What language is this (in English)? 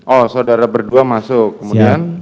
Indonesian